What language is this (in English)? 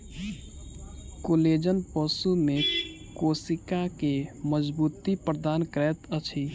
Maithili